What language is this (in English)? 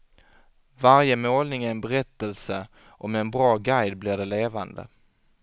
Swedish